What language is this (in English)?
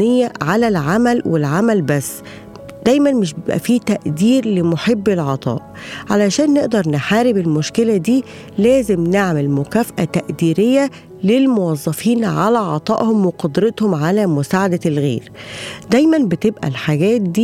Arabic